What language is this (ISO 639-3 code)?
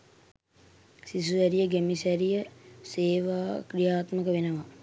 sin